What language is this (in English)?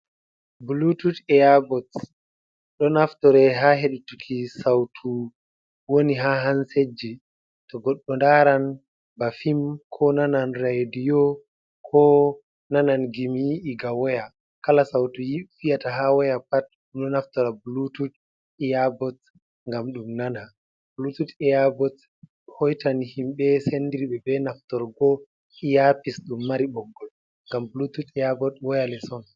Fula